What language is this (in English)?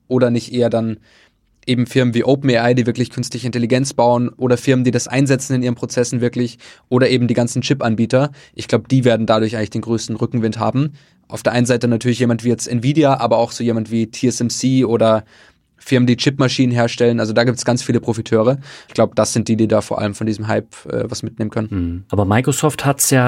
German